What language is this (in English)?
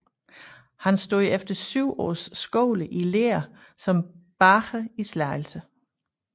Danish